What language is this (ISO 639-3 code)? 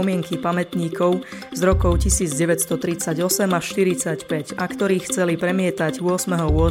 slk